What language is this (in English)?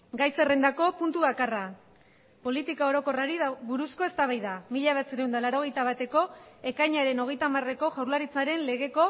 Basque